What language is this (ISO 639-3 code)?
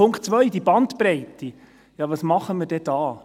gsw